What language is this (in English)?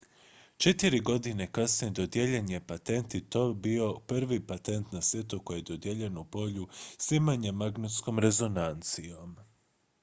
Croatian